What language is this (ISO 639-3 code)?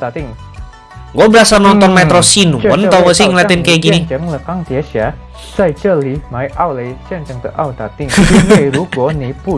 ind